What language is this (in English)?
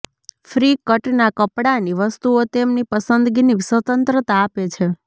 Gujarati